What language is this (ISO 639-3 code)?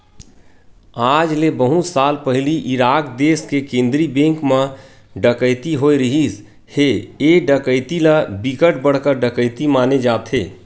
hne